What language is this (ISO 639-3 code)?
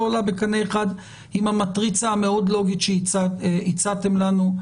heb